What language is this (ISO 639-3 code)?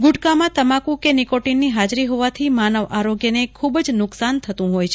guj